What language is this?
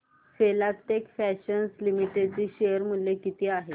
Marathi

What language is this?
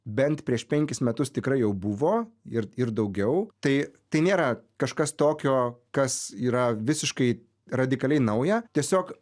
Lithuanian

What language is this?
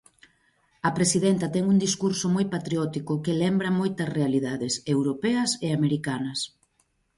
Galician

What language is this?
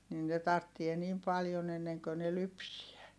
Finnish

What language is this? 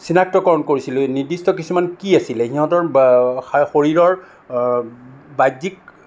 Assamese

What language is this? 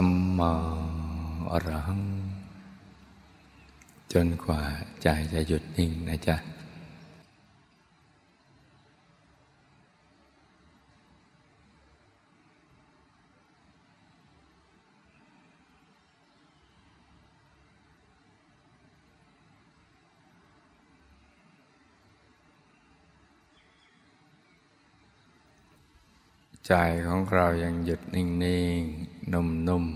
Thai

